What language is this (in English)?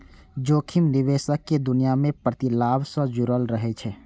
Maithili